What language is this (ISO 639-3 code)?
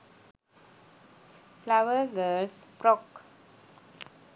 sin